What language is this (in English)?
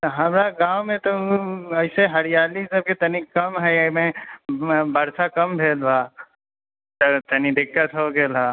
Maithili